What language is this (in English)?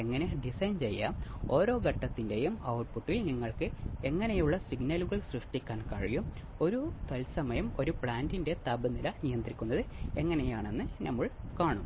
Malayalam